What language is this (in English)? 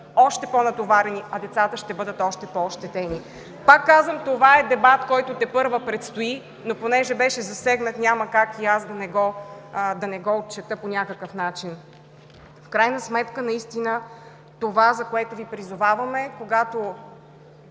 Bulgarian